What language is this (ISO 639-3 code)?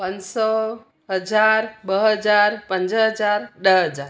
snd